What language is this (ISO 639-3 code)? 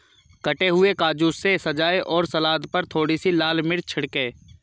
hin